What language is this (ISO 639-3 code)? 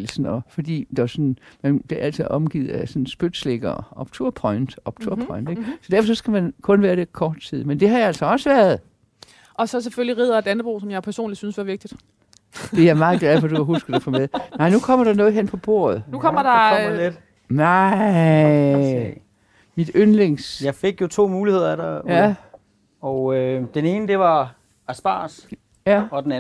dan